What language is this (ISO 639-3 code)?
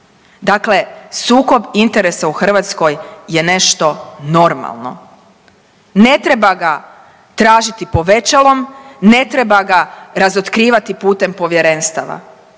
hrv